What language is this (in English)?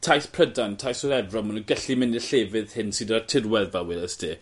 Welsh